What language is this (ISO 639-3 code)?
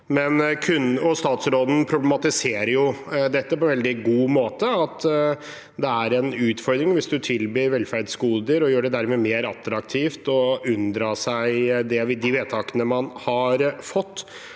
nor